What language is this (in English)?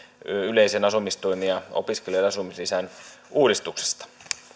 Finnish